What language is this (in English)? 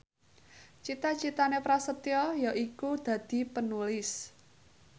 Javanese